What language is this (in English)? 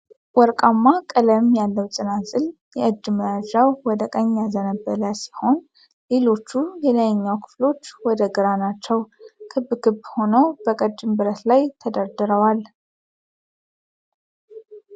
Amharic